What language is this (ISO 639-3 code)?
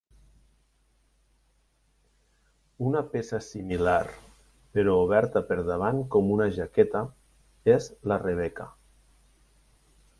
cat